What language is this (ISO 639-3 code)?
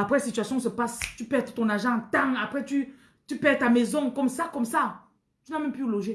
fra